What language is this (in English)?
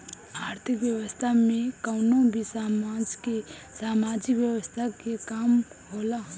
Bhojpuri